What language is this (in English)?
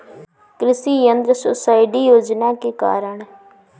Bhojpuri